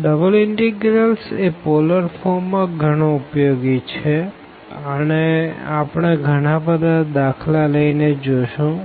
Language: Gujarati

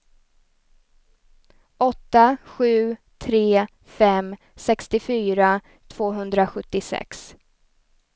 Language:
Swedish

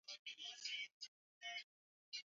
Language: Swahili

